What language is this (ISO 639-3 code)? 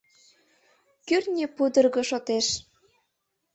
chm